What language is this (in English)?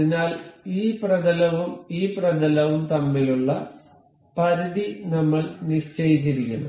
Malayalam